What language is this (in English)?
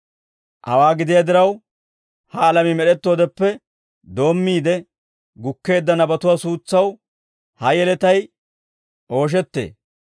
Dawro